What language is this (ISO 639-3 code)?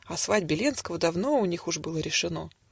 rus